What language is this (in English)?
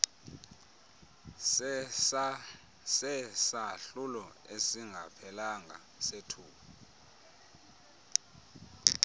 Xhosa